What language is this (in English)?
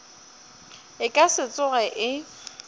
Northern Sotho